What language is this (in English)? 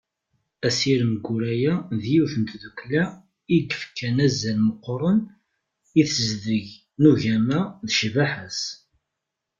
Kabyle